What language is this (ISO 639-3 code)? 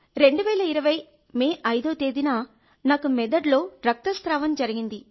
tel